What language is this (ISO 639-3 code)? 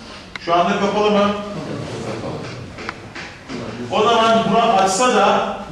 tur